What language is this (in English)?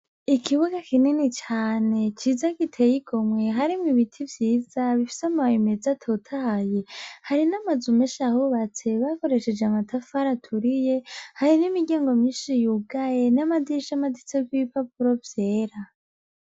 Rundi